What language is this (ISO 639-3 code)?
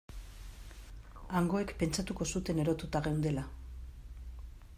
eus